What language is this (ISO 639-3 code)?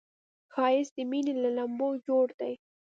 pus